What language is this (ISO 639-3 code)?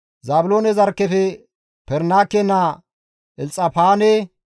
gmv